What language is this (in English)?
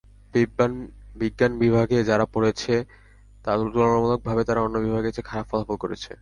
Bangla